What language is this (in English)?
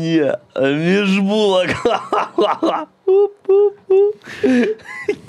Ukrainian